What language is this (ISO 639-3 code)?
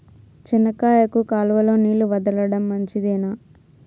tel